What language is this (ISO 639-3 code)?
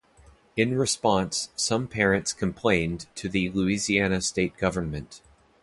eng